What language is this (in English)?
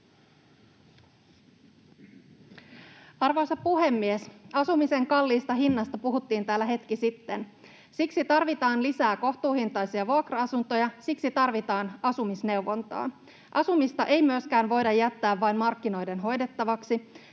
Finnish